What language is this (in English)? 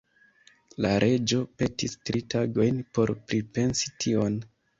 Esperanto